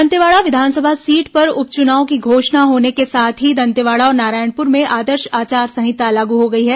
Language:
Hindi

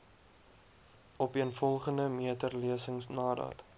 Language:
Afrikaans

